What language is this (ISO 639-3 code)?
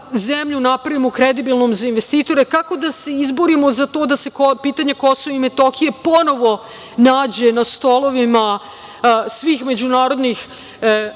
srp